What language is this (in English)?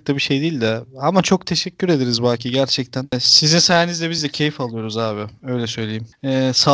Turkish